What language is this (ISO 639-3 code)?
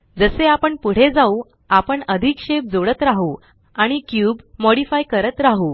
mar